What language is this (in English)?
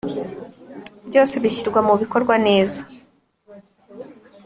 Kinyarwanda